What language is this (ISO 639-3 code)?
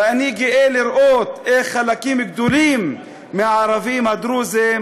heb